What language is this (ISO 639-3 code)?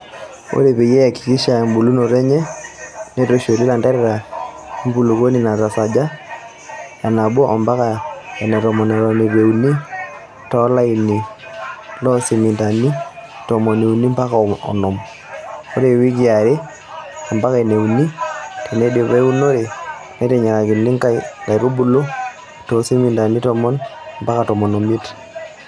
mas